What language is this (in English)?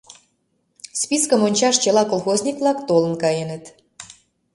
Mari